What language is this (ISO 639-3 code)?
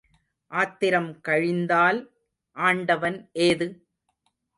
tam